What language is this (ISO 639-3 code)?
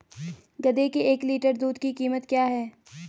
hin